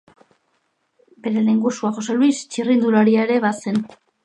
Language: Basque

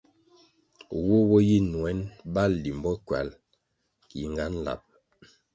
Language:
Kwasio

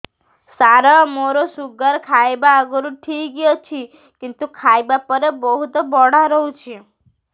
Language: Odia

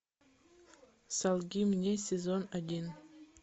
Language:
Russian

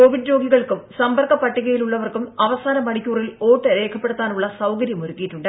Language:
Malayalam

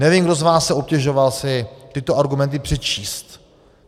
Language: Czech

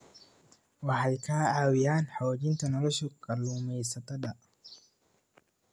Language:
Somali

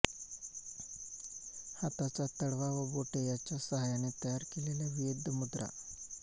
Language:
Marathi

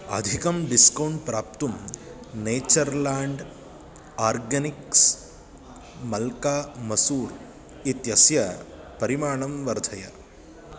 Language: Sanskrit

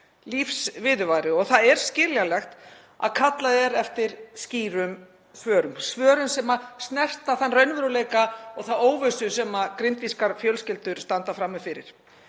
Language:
Icelandic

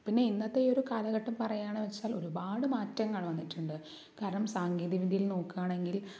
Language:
Malayalam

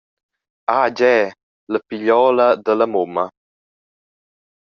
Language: Romansh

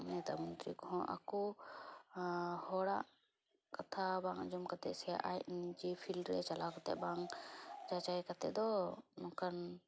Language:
Santali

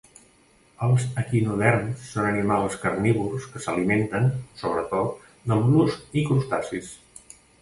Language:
Catalan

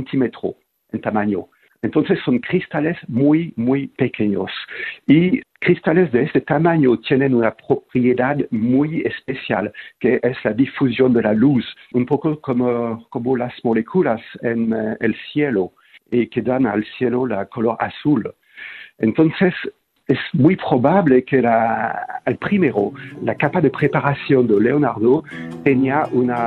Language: Spanish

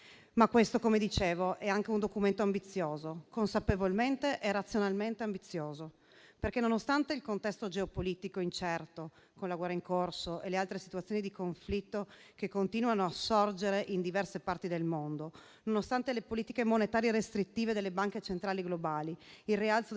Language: Italian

